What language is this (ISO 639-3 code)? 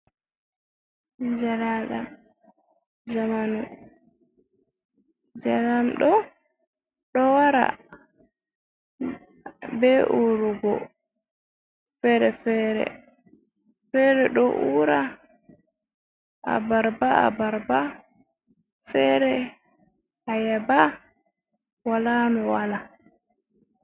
ful